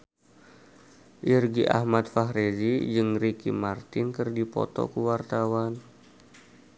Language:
Sundanese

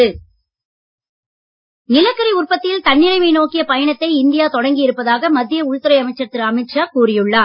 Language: Tamil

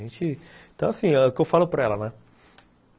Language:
Portuguese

